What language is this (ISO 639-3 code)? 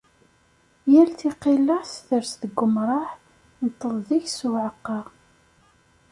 kab